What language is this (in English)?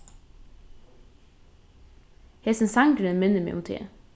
Faroese